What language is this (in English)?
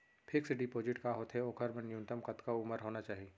Chhattisgarhi